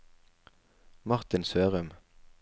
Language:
Norwegian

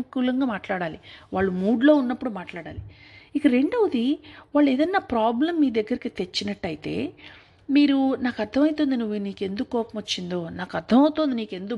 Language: Telugu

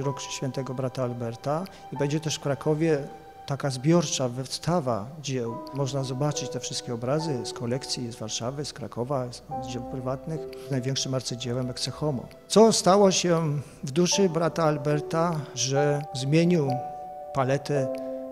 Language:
Polish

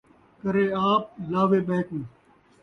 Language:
Saraiki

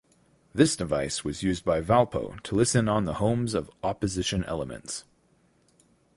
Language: English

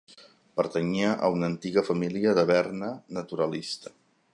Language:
Catalan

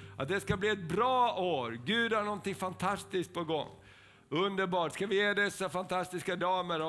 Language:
Swedish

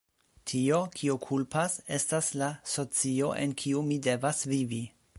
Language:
Esperanto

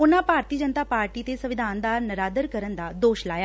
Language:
Punjabi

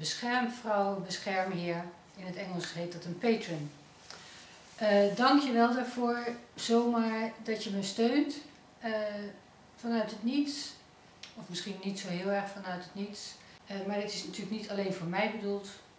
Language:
Dutch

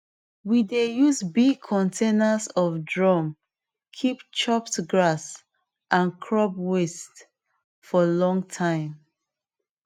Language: Nigerian Pidgin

